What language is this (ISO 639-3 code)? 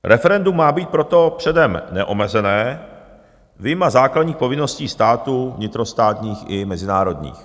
ces